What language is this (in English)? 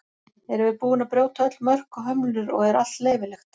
Icelandic